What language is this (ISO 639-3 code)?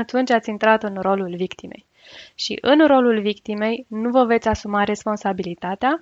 ron